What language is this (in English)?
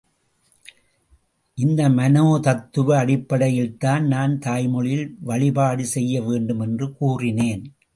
Tamil